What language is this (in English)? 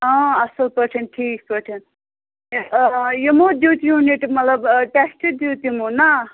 Kashmiri